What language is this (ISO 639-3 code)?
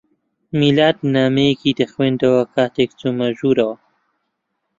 ckb